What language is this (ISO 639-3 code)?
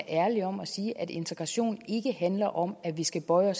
dan